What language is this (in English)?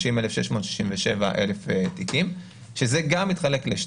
Hebrew